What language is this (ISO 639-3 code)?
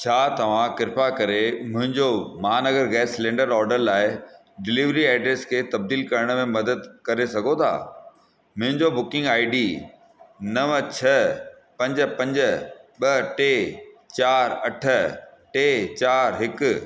snd